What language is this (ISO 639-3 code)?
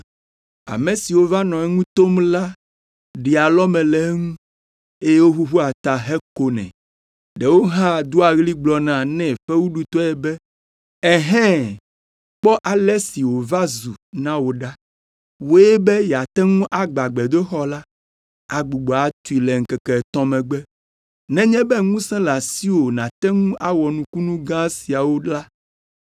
ewe